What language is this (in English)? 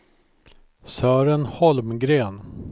Swedish